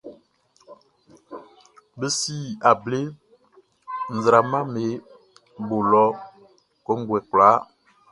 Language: Baoulé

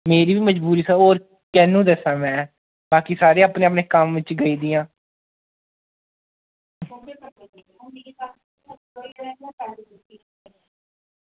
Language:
Dogri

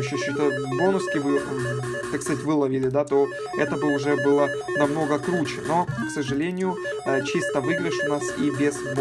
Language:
Russian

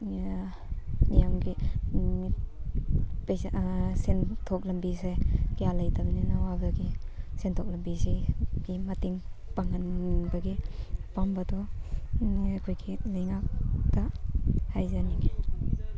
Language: Manipuri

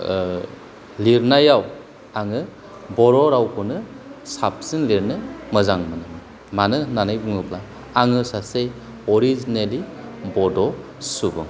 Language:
Bodo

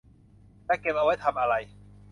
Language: Thai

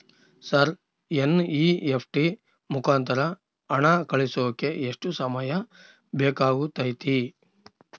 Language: Kannada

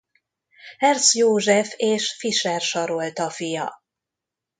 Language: Hungarian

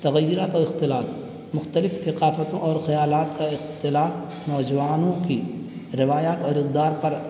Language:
Urdu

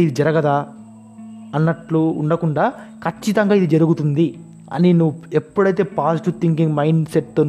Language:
Telugu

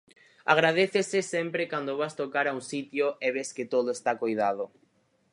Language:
Galician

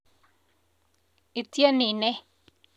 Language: Kalenjin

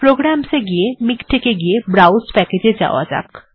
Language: Bangla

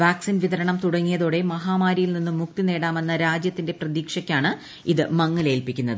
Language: Malayalam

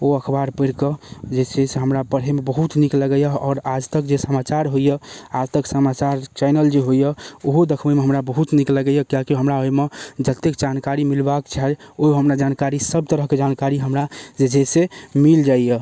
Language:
Maithili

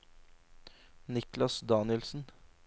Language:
Norwegian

